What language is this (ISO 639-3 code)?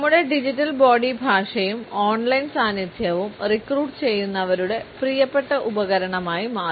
mal